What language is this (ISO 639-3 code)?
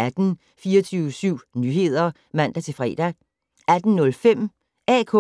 dan